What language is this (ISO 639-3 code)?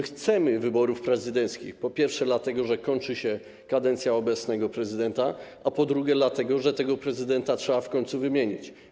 pol